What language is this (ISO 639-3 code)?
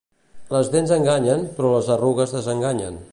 cat